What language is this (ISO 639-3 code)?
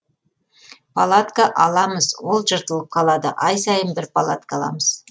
kaz